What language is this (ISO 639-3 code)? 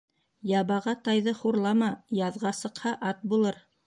bak